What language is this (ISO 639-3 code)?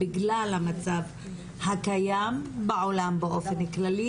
heb